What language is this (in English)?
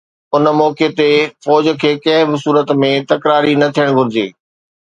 Sindhi